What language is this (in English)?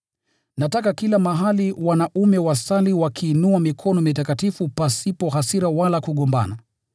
Swahili